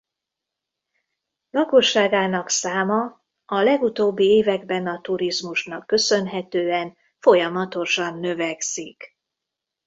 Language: Hungarian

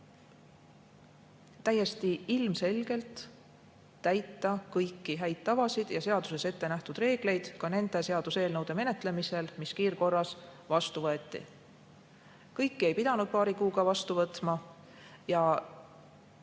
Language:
Estonian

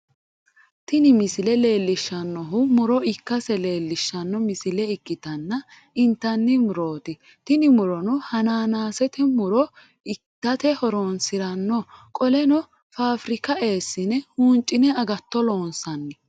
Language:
Sidamo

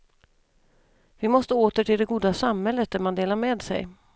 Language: Swedish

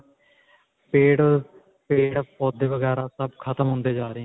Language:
Punjabi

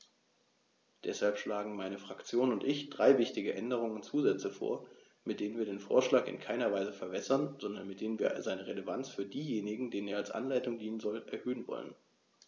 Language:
German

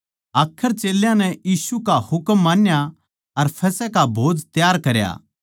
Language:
Haryanvi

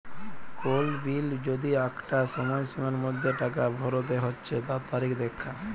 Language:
Bangla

